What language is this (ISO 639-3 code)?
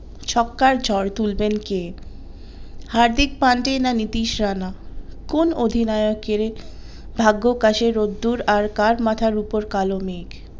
ben